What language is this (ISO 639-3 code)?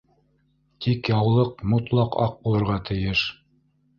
bak